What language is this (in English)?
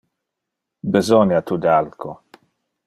Interlingua